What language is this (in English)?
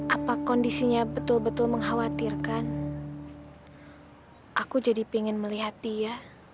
Indonesian